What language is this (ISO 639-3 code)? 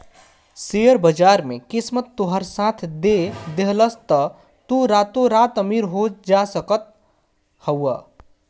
bho